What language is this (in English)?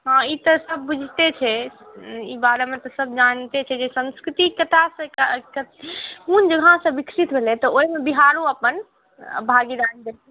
Maithili